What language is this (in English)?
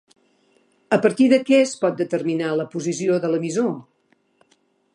Catalan